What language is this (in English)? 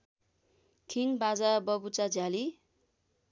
Nepali